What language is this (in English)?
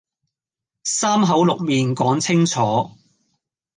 Cantonese